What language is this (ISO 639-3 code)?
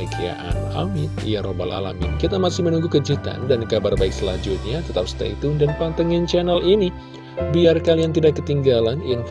ind